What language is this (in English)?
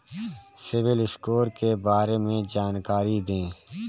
Hindi